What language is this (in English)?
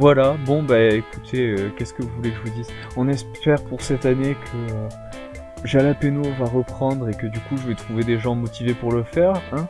French